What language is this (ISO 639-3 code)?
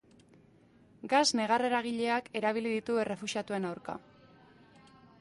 eus